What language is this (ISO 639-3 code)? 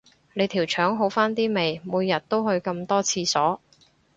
yue